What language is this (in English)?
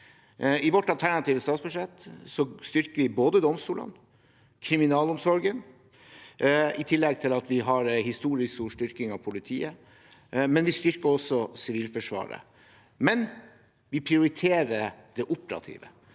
Norwegian